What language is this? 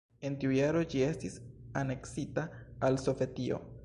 Esperanto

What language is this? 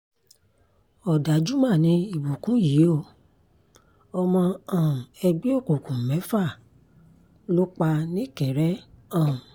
Yoruba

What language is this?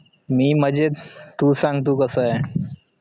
Marathi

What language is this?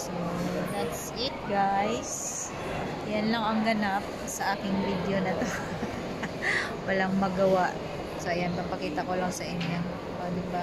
Filipino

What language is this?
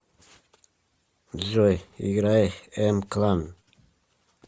Russian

